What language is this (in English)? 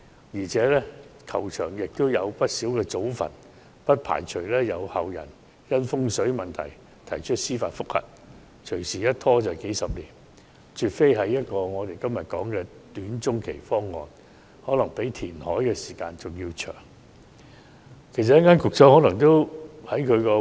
Cantonese